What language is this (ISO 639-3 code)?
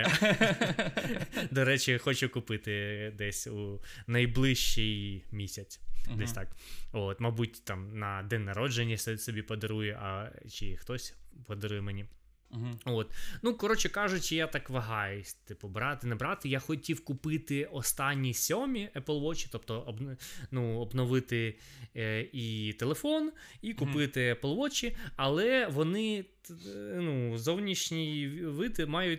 ukr